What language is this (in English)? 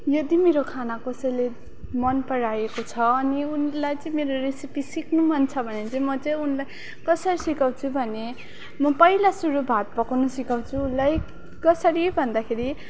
Nepali